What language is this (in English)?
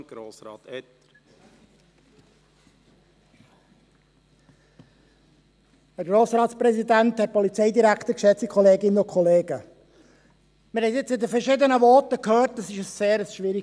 Swiss German